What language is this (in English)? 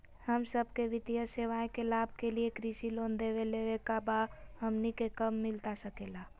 Magahi